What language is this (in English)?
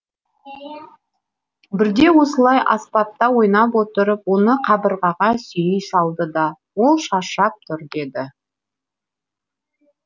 Kazakh